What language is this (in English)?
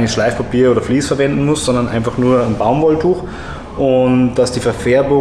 German